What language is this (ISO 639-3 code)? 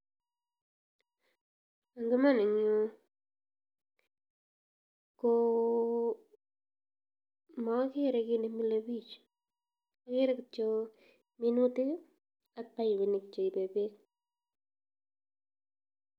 kln